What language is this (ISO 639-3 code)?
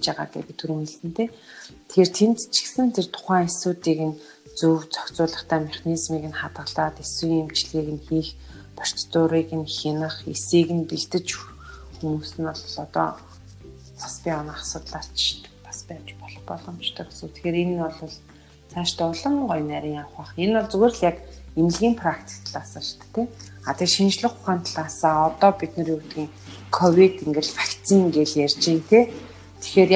rus